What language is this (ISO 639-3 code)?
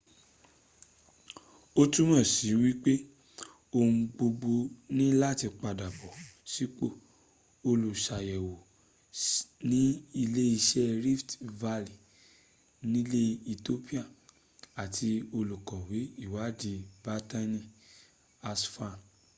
yor